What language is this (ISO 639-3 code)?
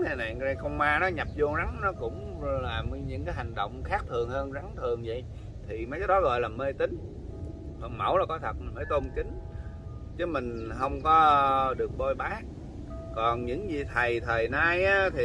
vie